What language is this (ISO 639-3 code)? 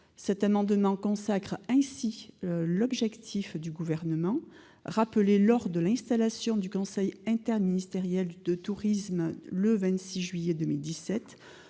fra